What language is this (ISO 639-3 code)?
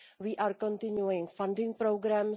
eng